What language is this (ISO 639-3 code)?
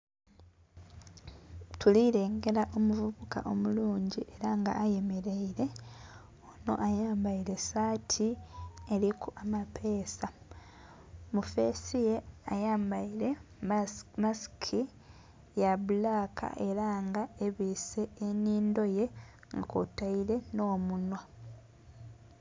xog